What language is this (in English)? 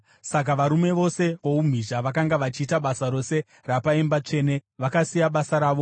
Shona